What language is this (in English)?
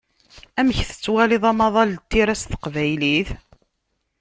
Kabyle